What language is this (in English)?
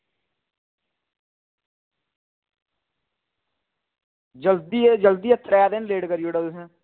Dogri